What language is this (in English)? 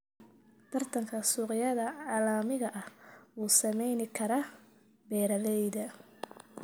Somali